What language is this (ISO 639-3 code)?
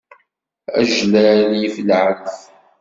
kab